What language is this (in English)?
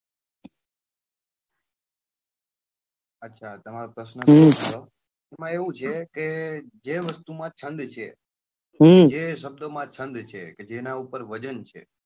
Gujarati